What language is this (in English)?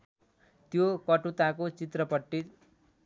Nepali